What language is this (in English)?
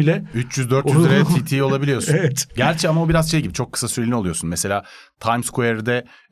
Turkish